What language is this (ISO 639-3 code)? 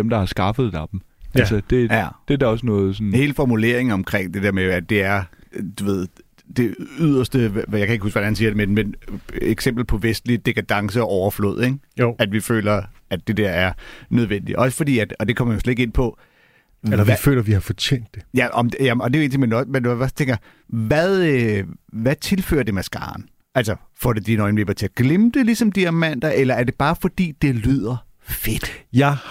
dan